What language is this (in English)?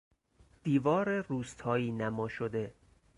Persian